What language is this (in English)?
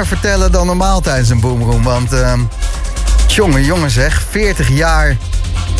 Dutch